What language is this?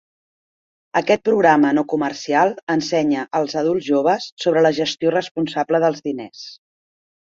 Catalan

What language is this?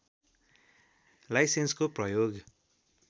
Nepali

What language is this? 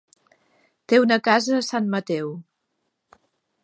Catalan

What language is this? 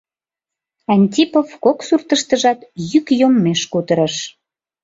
Mari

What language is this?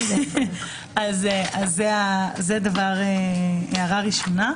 Hebrew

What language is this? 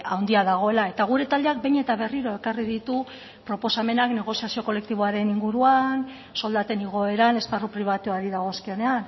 Basque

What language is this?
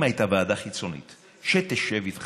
Hebrew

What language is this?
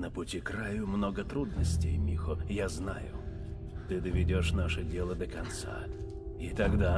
Russian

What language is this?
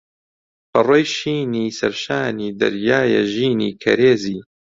Central Kurdish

